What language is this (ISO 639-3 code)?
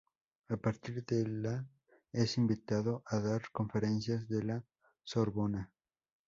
spa